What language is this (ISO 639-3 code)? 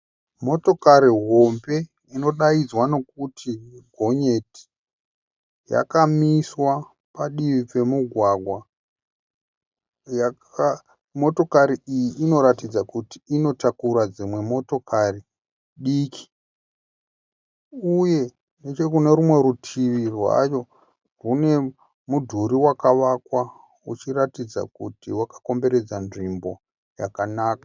sna